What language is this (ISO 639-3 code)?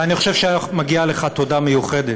heb